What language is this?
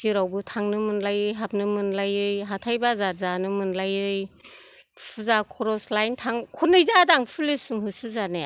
Bodo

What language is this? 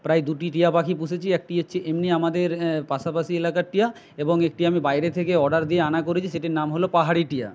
Bangla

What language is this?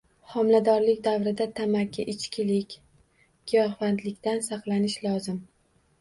Uzbek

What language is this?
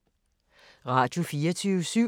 Danish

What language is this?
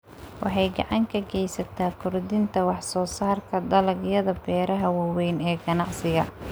Somali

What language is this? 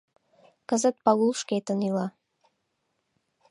Mari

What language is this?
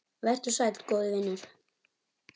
Icelandic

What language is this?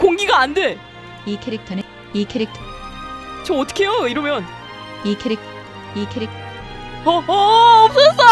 Korean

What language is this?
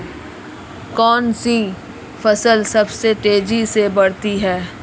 Hindi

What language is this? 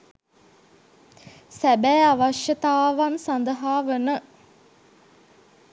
Sinhala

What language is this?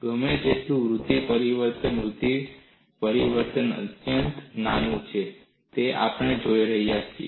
Gujarati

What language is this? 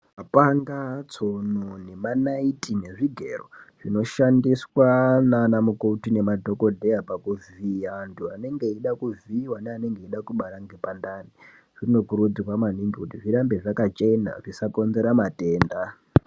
Ndau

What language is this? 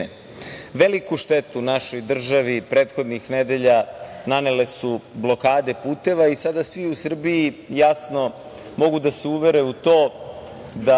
Serbian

